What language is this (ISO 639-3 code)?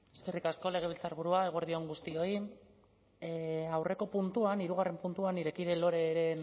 eus